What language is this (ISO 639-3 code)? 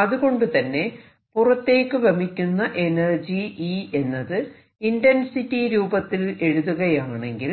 mal